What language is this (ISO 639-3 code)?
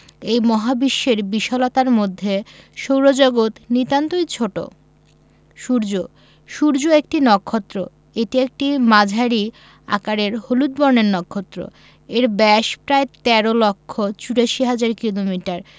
ben